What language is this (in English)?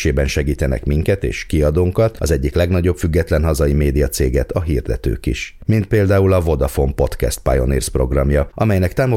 Hungarian